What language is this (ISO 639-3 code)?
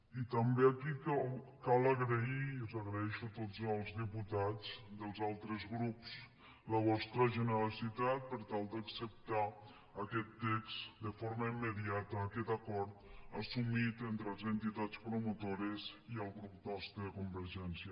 cat